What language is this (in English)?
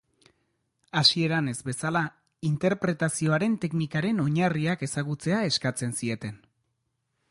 Basque